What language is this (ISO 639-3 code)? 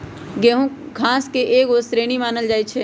mag